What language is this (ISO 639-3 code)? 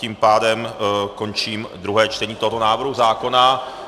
ces